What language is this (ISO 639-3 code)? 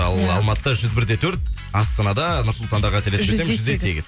kaz